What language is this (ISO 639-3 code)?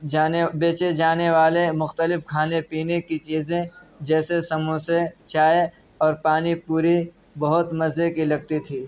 urd